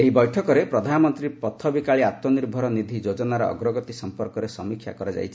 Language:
Odia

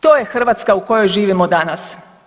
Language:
Croatian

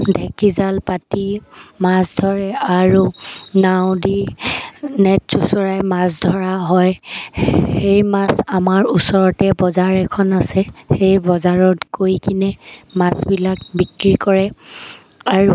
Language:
Assamese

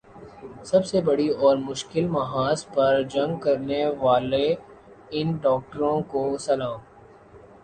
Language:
Urdu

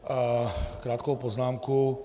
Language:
Czech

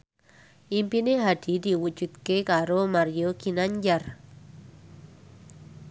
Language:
Javanese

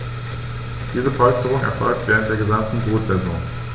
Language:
German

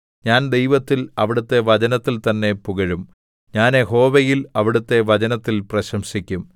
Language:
Malayalam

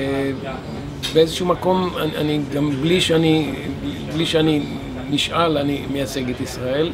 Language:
Hebrew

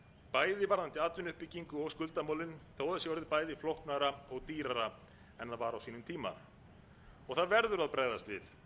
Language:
Icelandic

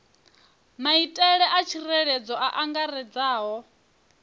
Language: Venda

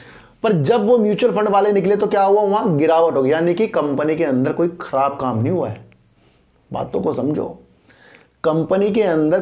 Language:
Hindi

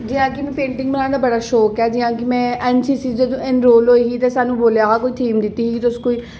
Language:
Dogri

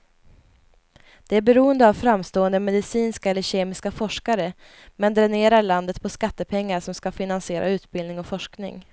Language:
Swedish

